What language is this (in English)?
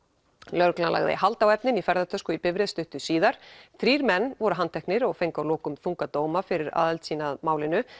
Icelandic